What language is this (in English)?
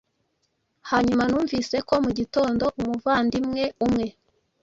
Kinyarwanda